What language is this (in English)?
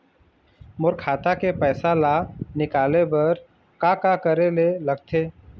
Chhattisgarhi